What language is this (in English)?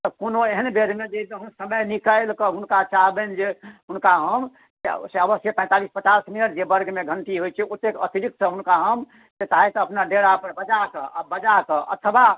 Maithili